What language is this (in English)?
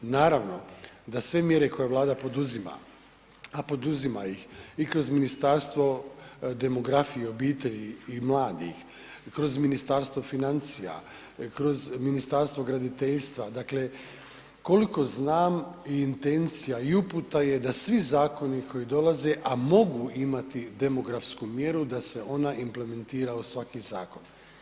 Croatian